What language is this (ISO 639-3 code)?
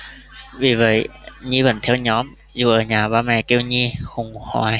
vie